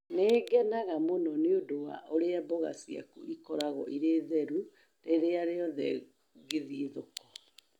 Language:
Kikuyu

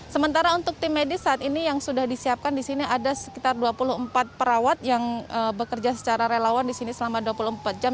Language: Indonesian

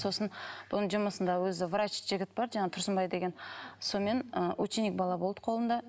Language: Kazakh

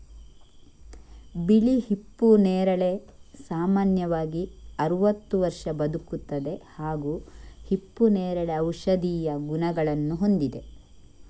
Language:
Kannada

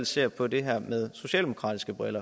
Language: Danish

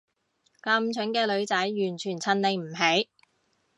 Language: Cantonese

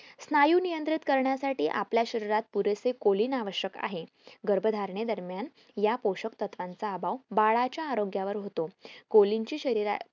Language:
Marathi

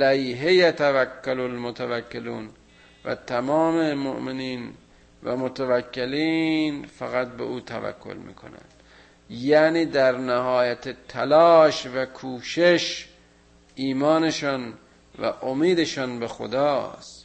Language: Persian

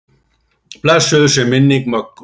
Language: Icelandic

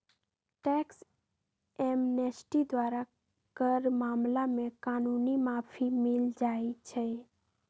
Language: Magahi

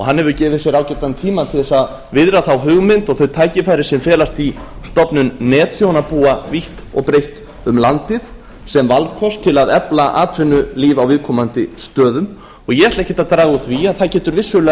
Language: Icelandic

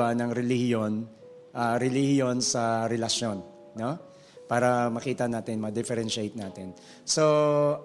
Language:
Filipino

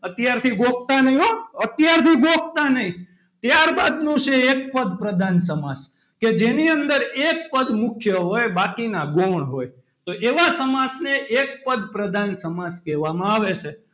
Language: Gujarati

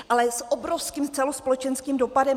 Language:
Czech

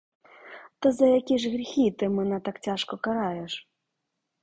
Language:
Ukrainian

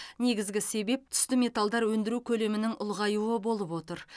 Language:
Kazakh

